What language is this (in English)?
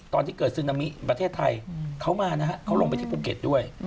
Thai